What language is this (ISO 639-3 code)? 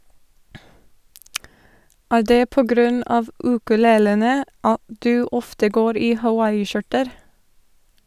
nor